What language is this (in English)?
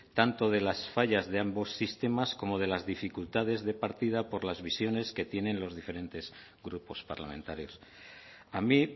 Spanish